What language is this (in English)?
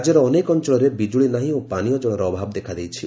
Odia